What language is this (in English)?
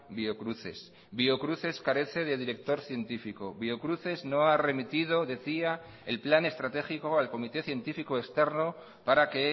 Spanish